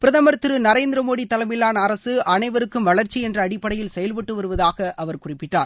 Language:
Tamil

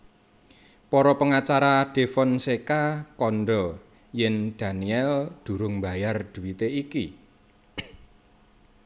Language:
Javanese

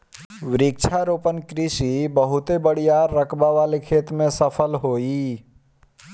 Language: Bhojpuri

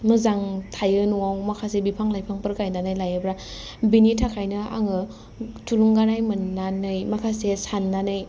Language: Bodo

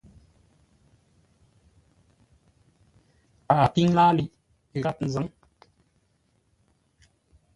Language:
Ngombale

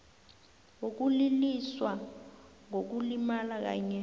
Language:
South Ndebele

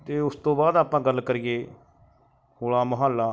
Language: Punjabi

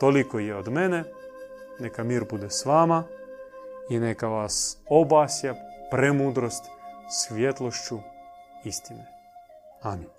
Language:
Croatian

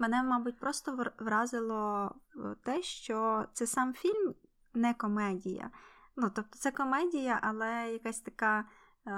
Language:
Ukrainian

